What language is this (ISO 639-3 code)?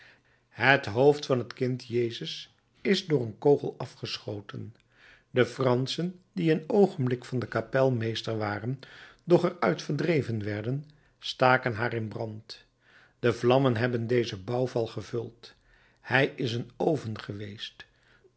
nld